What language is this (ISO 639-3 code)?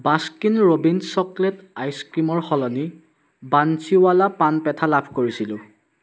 asm